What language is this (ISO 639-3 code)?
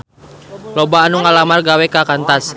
sun